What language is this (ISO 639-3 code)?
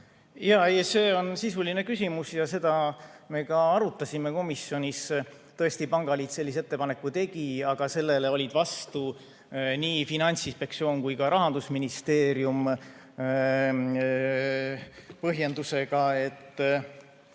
est